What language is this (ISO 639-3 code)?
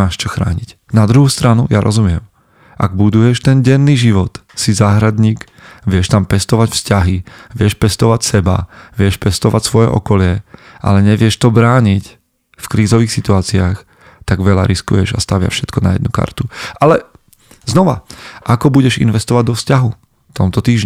slk